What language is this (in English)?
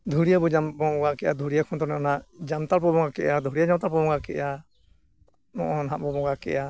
Santali